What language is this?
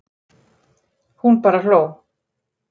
Icelandic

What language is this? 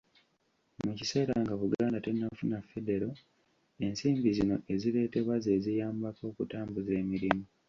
Ganda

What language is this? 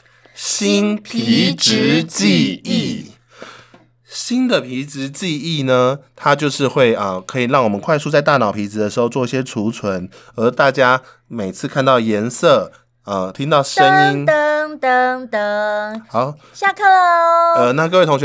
Chinese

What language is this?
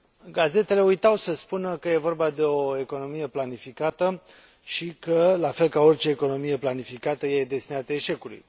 Romanian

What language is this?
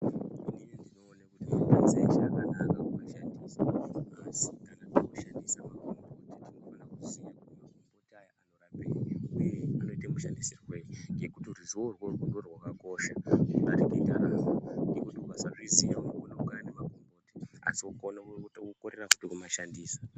Ndau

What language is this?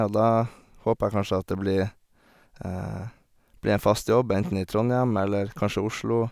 Norwegian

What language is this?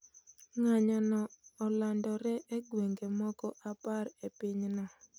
Luo (Kenya and Tanzania)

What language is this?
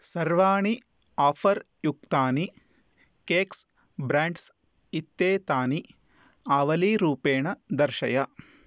Sanskrit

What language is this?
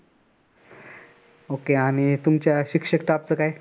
Marathi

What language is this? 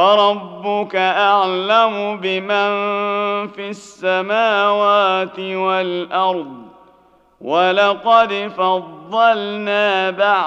Arabic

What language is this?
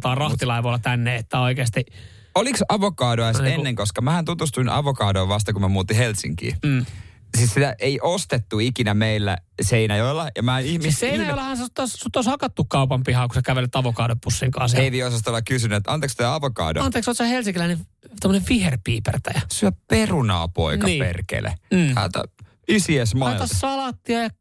Finnish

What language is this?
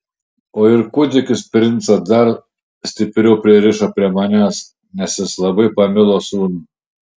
Lithuanian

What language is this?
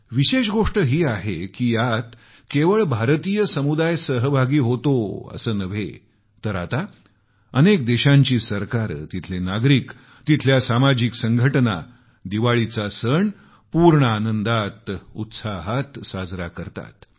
Marathi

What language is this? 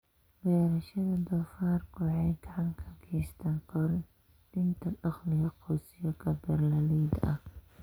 Somali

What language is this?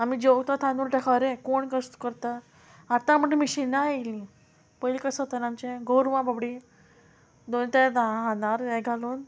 Konkani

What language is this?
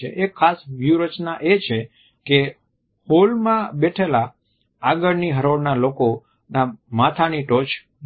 Gujarati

